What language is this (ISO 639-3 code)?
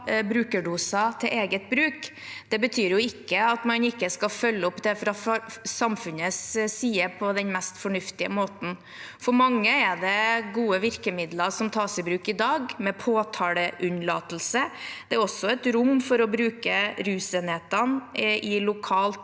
nor